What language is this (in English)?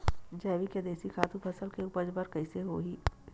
Chhattisgarhi